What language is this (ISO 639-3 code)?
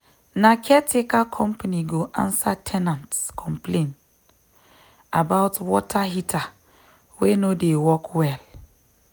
pcm